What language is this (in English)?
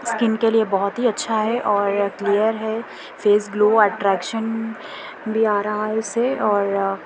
Urdu